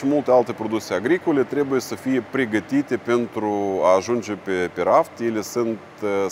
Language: Romanian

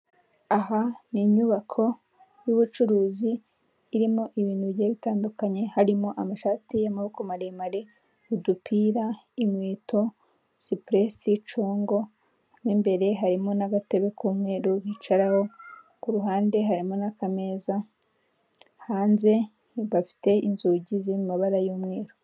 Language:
Kinyarwanda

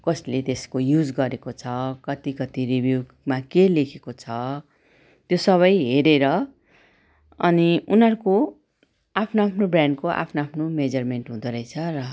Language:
Nepali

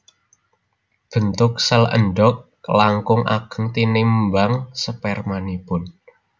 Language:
Javanese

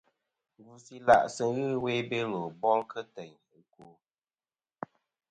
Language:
Kom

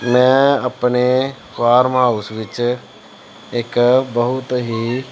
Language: Punjabi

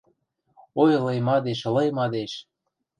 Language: Western Mari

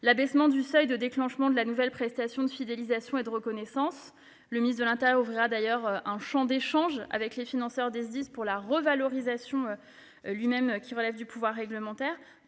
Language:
French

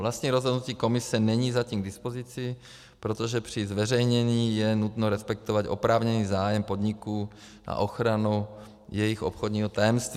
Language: Czech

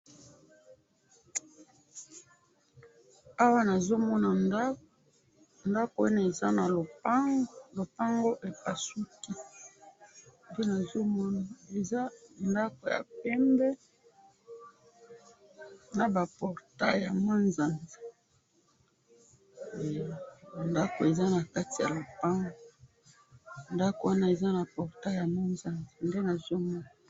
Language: Lingala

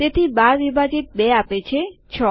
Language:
Gujarati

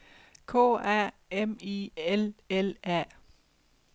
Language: Danish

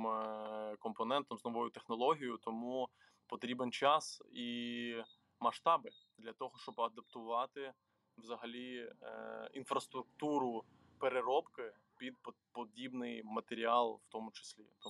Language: Ukrainian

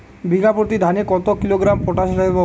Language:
Bangla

